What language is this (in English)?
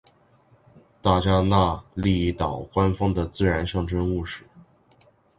Chinese